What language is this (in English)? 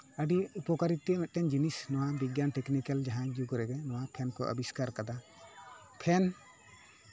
Santali